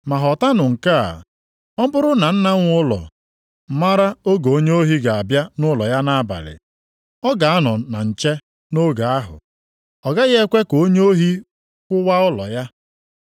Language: Igbo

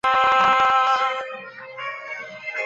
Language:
Chinese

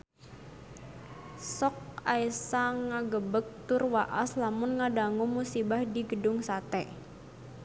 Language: Sundanese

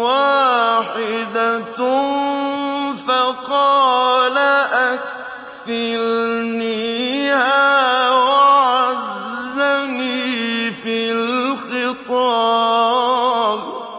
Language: Arabic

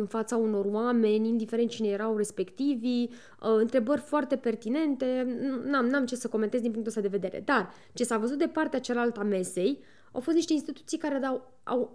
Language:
Romanian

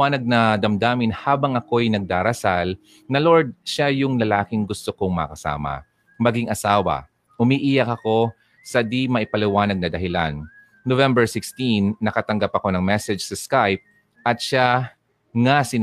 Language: Filipino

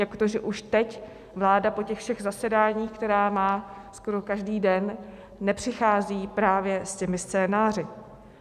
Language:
Czech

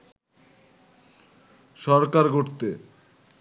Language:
Bangla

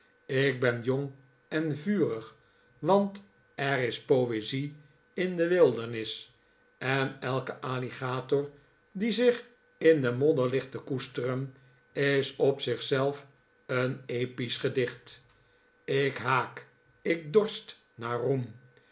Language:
Dutch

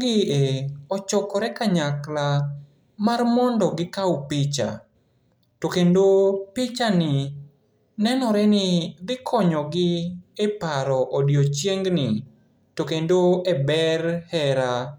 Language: Luo (Kenya and Tanzania)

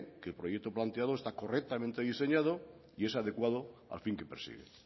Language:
Spanish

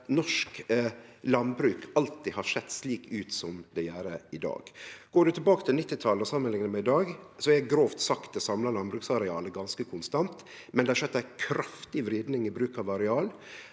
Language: Norwegian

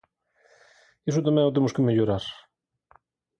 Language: Galician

